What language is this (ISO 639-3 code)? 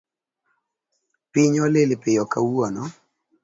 luo